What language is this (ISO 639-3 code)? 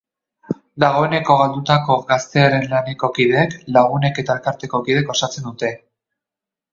eus